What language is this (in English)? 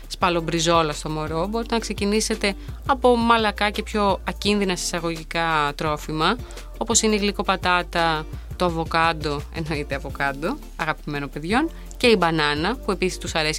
Greek